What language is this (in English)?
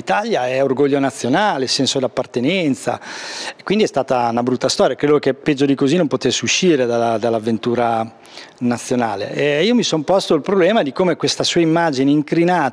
Italian